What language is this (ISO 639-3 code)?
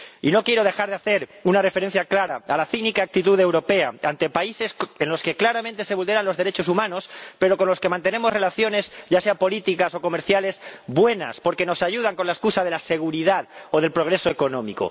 spa